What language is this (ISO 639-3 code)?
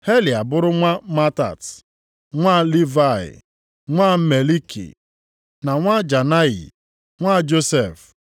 ibo